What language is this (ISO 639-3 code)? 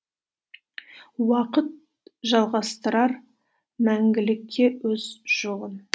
kaz